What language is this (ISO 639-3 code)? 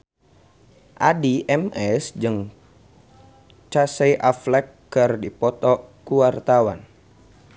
sun